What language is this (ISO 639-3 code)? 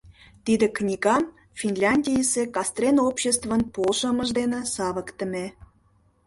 chm